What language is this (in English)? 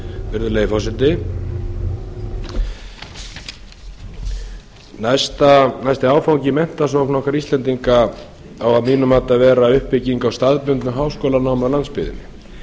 Icelandic